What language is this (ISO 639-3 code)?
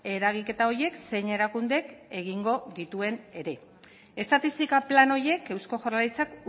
eus